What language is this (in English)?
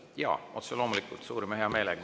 Estonian